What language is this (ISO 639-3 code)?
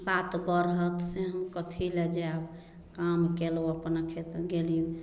mai